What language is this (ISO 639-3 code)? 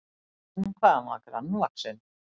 isl